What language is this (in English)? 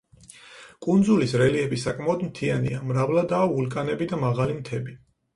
Georgian